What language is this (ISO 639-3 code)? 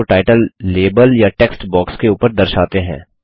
hin